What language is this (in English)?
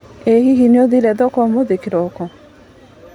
Kikuyu